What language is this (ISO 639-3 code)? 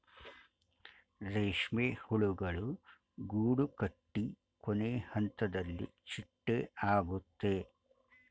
kan